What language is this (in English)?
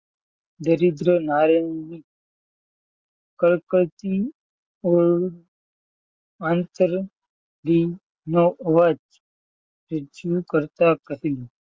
Gujarati